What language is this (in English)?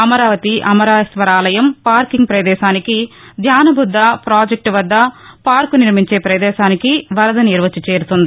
Telugu